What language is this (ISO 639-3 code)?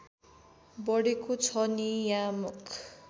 nep